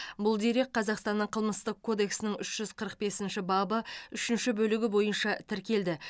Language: Kazakh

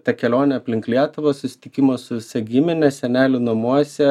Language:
Lithuanian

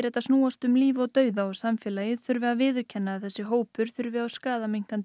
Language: Icelandic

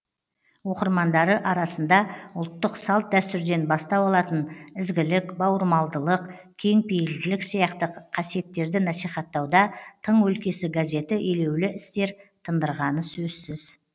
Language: Kazakh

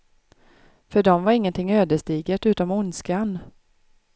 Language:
Swedish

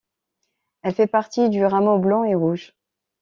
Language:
French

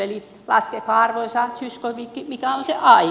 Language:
Finnish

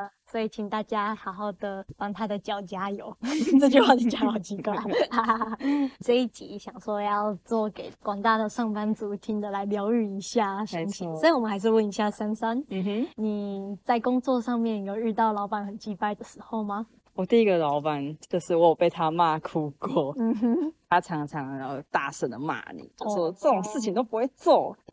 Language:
Chinese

